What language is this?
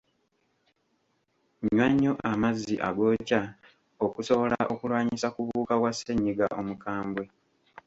Ganda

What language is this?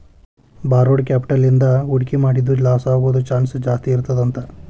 Kannada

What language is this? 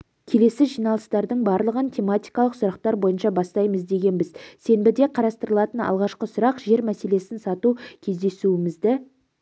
Kazakh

